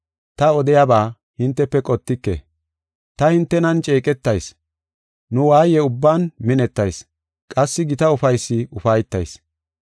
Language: Gofa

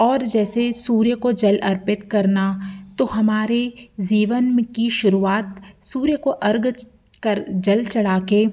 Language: Hindi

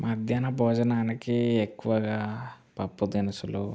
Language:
Telugu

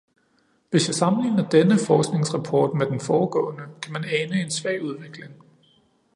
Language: Danish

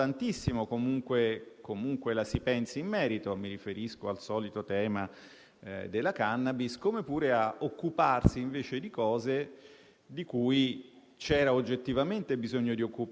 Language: Italian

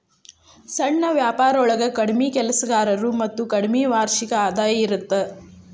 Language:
Kannada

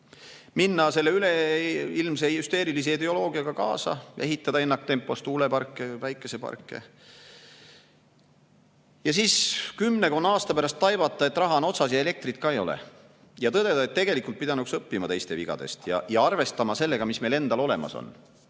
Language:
Estonian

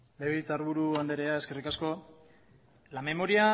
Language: Basque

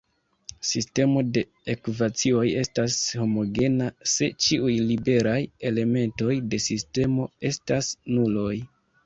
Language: Esperanto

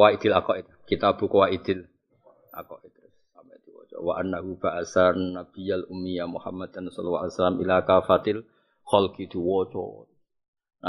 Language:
Indonesian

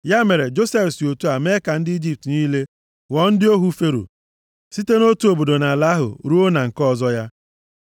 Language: Igbo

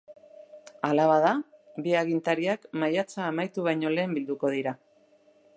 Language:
Basque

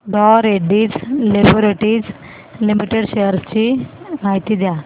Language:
Marathi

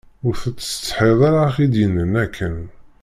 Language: Kabyle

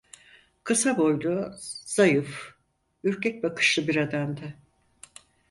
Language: Turkish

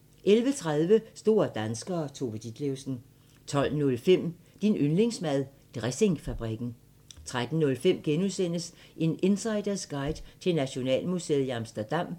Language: Danish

